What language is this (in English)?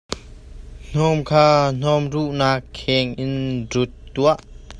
Hakha Chin